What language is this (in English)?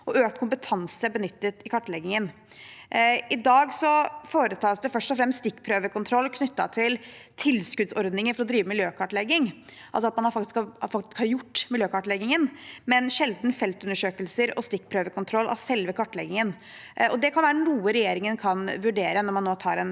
Norwegian